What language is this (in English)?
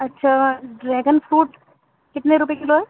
Urdu